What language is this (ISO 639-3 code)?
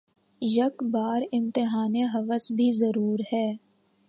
urd